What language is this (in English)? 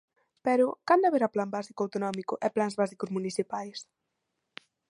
Galician